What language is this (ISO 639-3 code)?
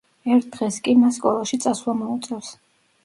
kat